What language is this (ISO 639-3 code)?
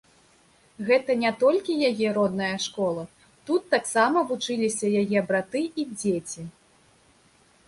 bel